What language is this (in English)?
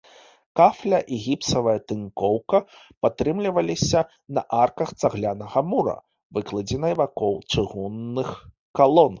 Belarusian